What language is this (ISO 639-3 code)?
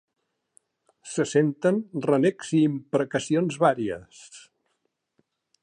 cat